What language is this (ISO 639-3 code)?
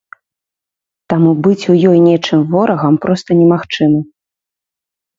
bel